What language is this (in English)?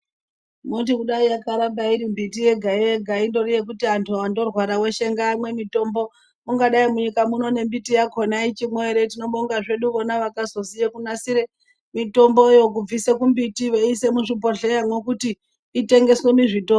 Ndau